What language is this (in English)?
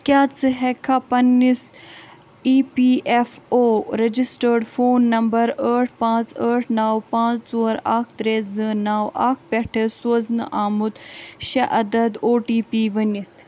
Kashmiri